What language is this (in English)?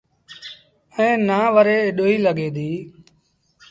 Sindhi Bhil